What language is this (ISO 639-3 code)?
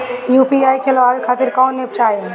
bho